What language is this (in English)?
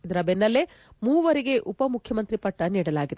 Kannada